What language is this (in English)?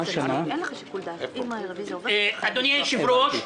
Hebrew